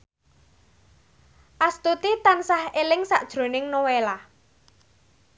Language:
Javanese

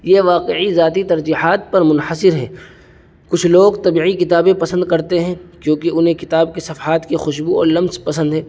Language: Urdu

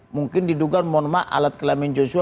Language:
Indonesian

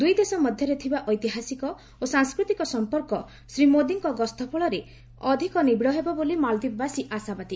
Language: Odia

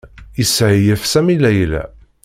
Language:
Kabyle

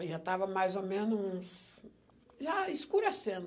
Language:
Portuguese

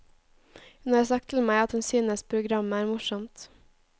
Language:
Norwegian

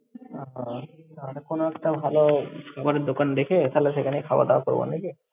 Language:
Bangla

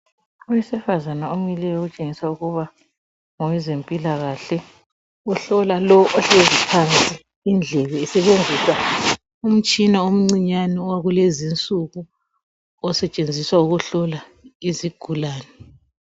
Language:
North Ndebele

